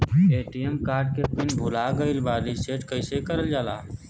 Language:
Bhojpuri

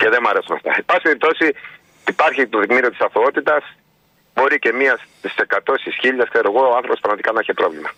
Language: Greek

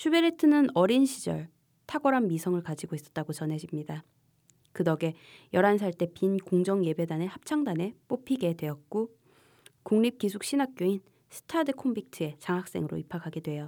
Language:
Korean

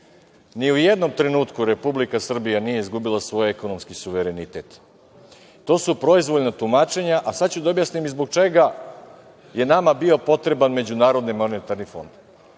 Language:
Serbian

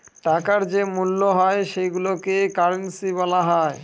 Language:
Bangla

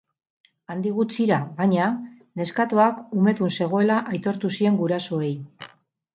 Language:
Basque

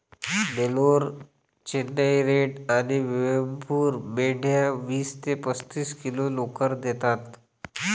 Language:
Marathi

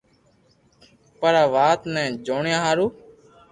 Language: Loarki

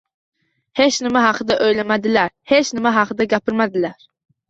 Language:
Uzbek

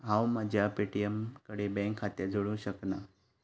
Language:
Konkani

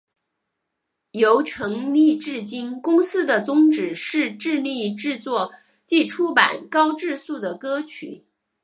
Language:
Chinese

